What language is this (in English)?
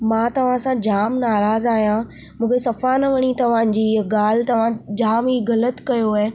Sindhi